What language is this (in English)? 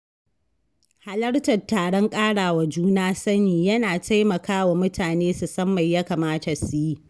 Hausa